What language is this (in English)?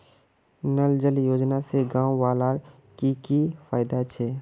Magahi